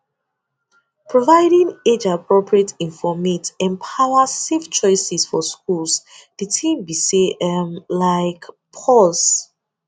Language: Nigerian Pidgin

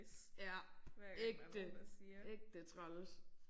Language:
Danish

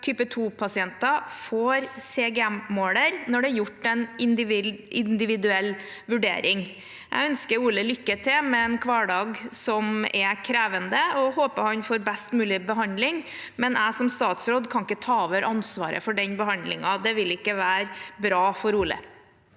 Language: Norwegian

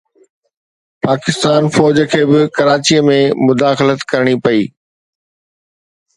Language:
Sindhi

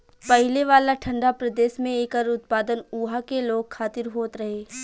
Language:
Bhojpuri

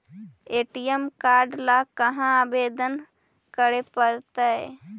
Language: Magahi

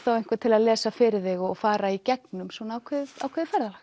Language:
Icelandic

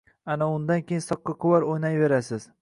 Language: Uzbek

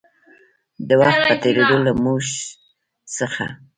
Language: Pashto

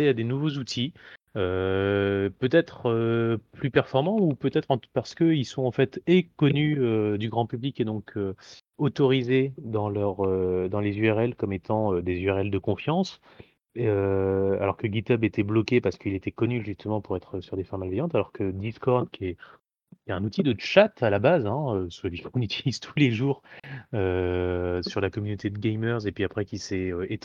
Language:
French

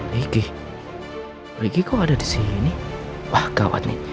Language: Indonesian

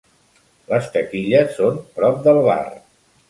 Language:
Catalan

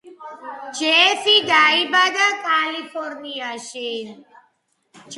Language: Georgian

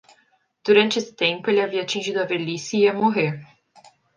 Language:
Portuguese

